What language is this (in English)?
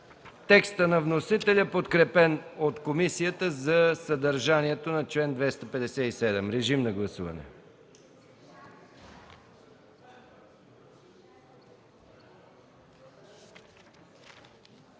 Bulgarian